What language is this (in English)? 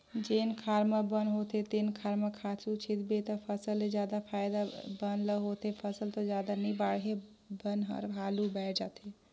Chhattisgarhi